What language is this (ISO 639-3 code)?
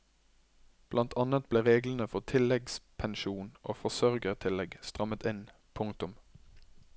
nor